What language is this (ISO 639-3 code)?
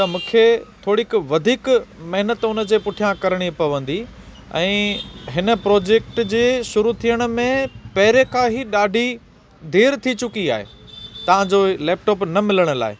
snd